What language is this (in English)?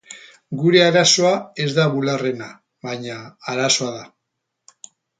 Basque